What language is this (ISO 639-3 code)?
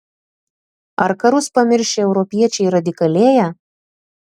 lit